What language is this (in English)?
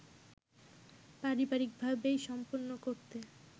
Bangla